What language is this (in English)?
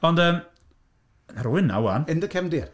Welsh